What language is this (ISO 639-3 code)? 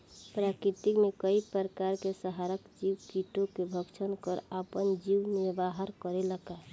bho